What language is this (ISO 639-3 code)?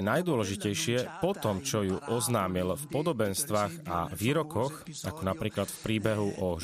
slk